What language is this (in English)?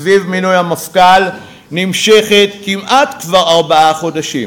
Hebrew